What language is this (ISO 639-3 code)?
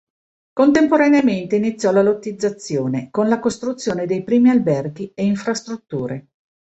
ita